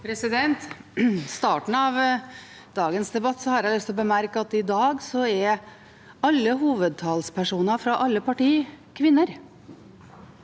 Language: Norwegian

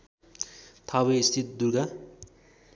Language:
Nepali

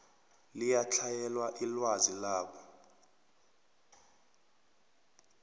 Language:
South Ndebele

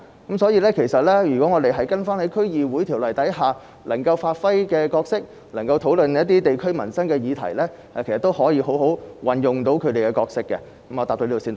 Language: Cantonese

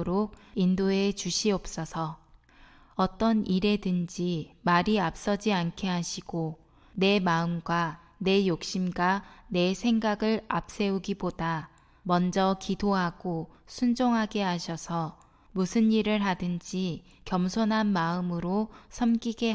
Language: Korean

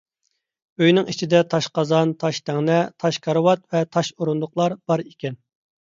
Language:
Uyghur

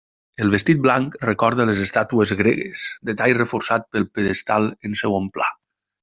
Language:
Catalan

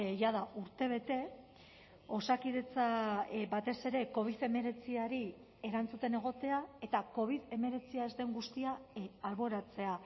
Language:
Basque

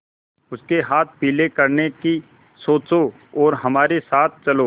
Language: Hindi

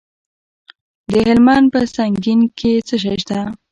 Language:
Pashto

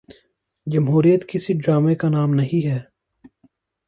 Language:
Urdu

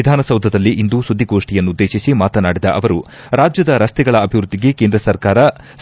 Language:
Kannada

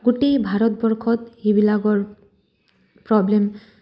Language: Assamese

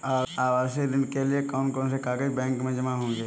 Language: Hindi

